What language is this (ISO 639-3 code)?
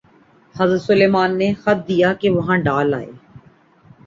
urd